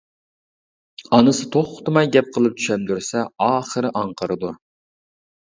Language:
Uyghur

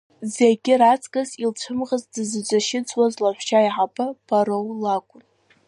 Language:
Abkhazian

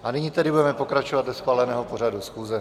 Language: Czech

